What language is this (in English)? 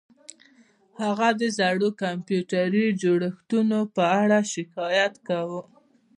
Pashto